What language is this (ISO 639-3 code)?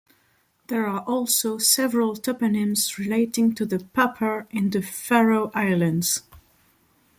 eng